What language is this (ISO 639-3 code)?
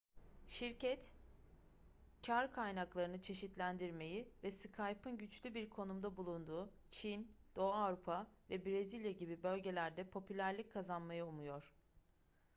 tur